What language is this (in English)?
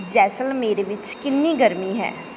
Punjabi